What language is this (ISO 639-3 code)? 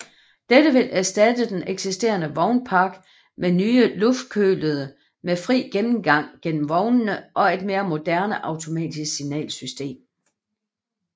dan